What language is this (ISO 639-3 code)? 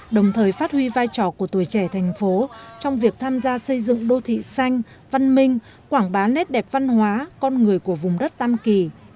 vie